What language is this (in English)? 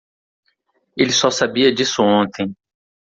Portuguese